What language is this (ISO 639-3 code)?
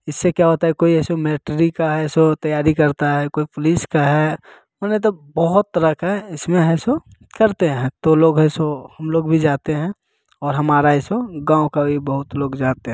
hin